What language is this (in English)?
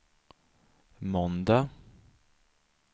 Swedish